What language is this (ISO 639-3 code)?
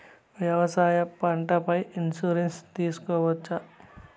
tel